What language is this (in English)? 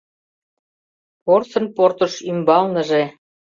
Mari